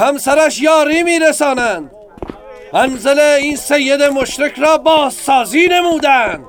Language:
Persian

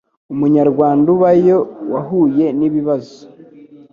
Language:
Kinyarwanda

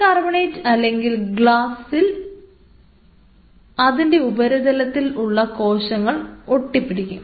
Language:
Malayalam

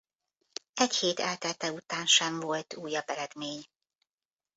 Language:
Hungarian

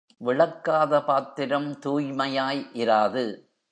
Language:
Tamil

